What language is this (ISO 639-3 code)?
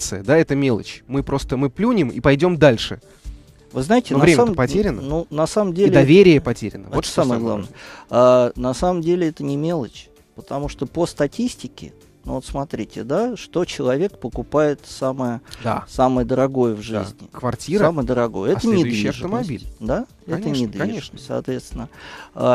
rus